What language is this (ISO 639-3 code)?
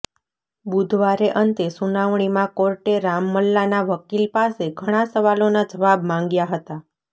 guj